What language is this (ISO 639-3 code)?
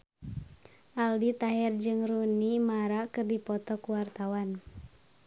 sun